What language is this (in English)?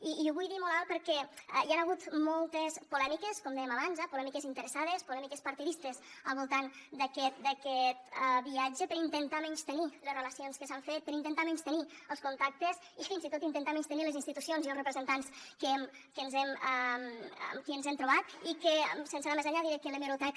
Catalan